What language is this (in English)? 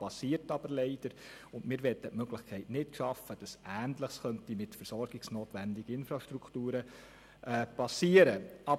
Swiss German